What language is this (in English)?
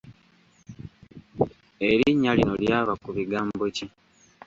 Ganda